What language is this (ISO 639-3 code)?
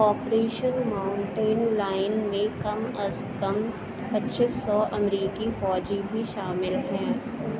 urd